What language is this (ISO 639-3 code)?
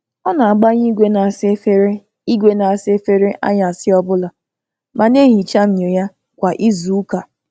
ibo